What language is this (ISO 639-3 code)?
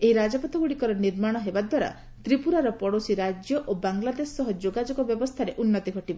ori